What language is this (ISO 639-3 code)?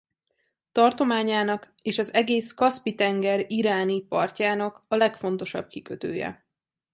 hun